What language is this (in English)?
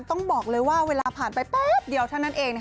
Thai